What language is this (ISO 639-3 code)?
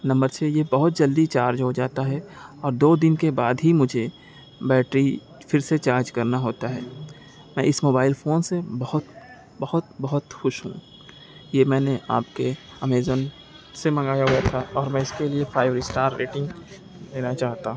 urd